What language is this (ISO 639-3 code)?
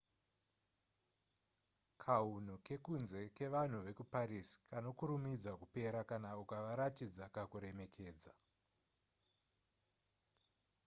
sna